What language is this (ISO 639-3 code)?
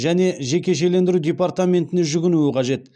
kaz